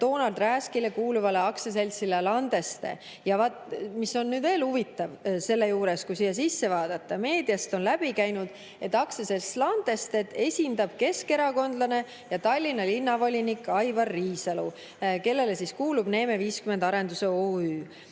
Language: Estonian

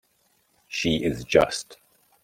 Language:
English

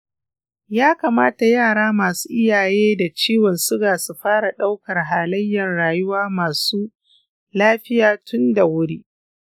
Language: Hausa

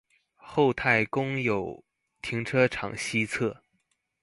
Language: Chinese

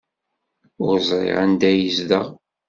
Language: Kabyle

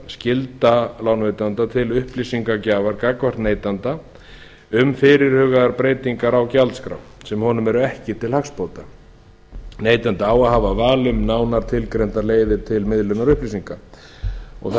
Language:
Icelandic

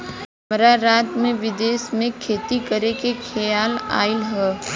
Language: Bhojpuri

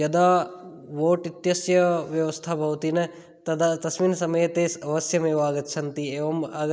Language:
Sanskrit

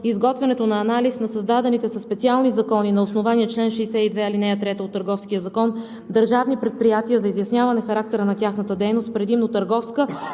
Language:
Bulgarian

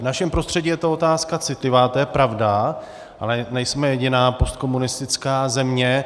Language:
Czech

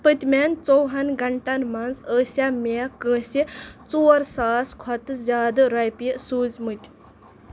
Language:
Kashmiri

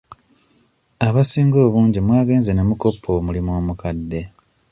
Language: Ganda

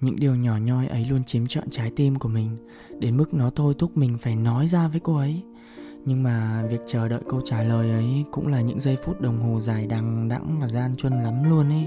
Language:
Vietnamese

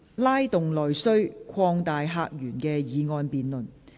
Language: Cantonese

